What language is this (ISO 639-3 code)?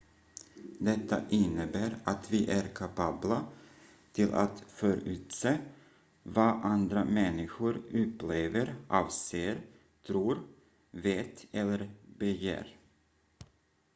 swe